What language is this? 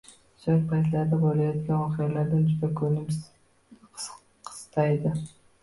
Uzbek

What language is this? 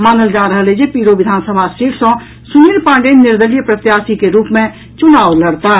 Maithili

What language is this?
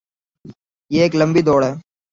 Urdu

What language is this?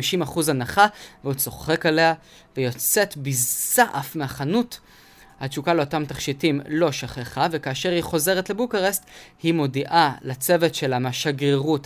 Hebrew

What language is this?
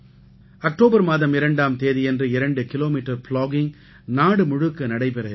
Tamil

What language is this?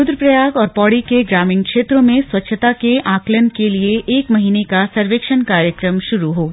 Hindi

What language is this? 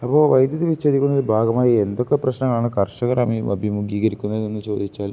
Malayalam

